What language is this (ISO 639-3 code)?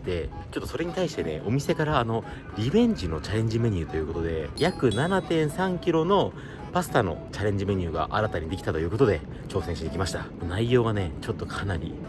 jpn